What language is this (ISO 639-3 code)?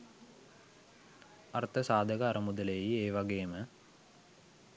sin